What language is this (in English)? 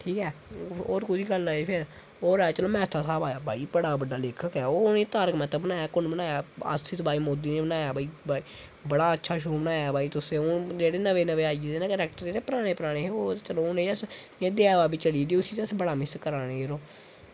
Dogri